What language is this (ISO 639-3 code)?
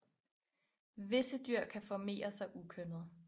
dan